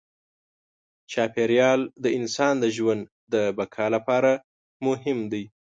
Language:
Pashto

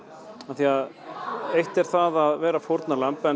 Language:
Icelandic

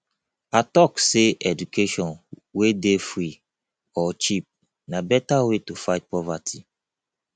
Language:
Nigerian Pidgin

